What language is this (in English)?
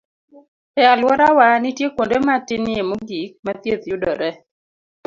Luo (Kenya and Tanzania)